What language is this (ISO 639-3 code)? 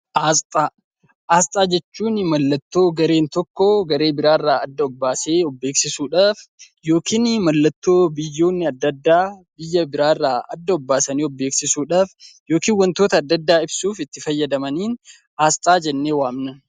orm